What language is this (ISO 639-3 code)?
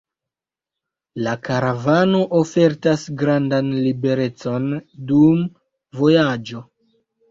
epo